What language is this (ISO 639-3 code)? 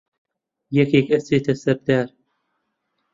ckb